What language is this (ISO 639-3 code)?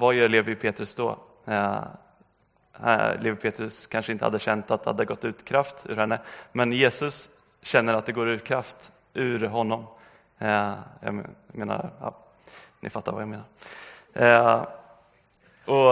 swe